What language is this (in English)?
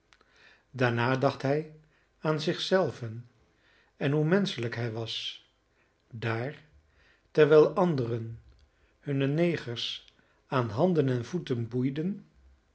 Dutch